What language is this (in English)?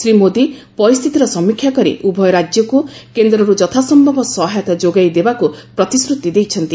Odia